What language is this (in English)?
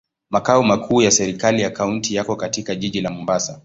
Swahili